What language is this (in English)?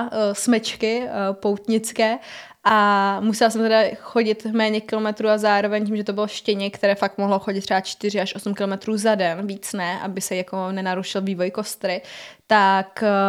Czech